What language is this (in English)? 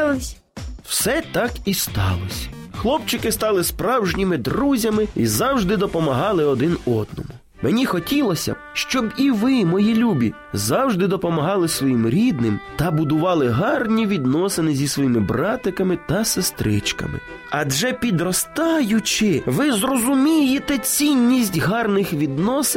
Ukrainian